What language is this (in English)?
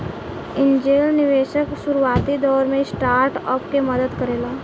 Bhojpuri